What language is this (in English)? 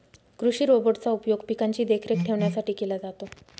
Marathi